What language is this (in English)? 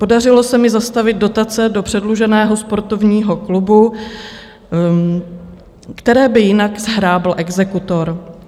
Czech